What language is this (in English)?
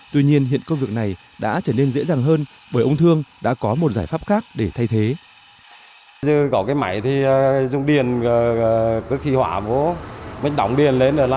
Vietnamese